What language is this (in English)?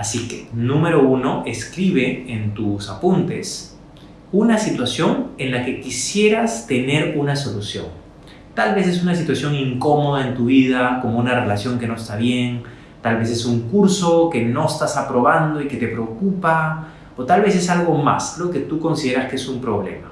Spanish